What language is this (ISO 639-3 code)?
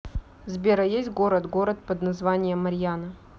rus